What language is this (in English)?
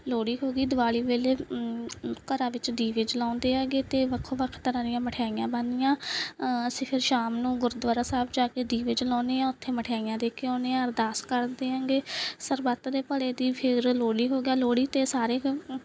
Punjabi